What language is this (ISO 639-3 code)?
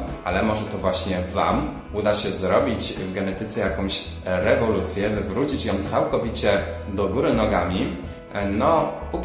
pol